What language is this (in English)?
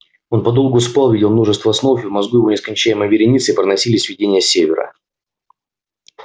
Russian